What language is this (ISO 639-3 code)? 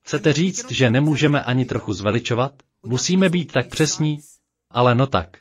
ces